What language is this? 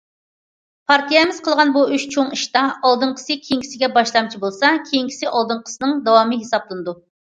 Uyghur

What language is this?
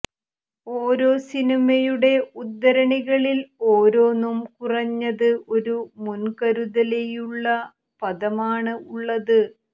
Malayalam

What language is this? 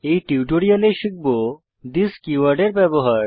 Bangla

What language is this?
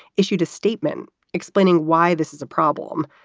English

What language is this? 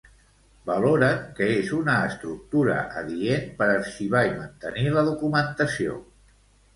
Catalan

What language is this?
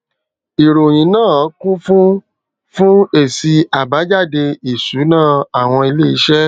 Yoruba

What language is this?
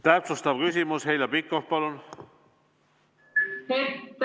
Estonian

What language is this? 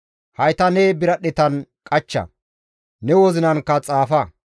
Gamo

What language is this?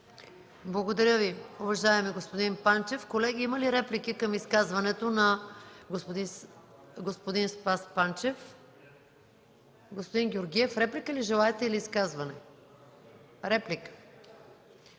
Bulgarian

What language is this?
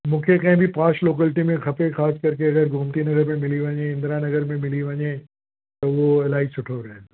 Sindhi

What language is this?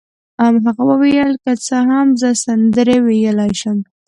Pashto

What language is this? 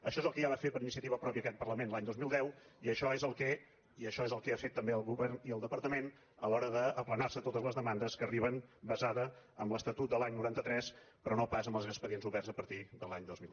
Catalan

